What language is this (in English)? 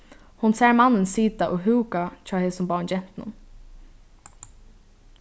Faroese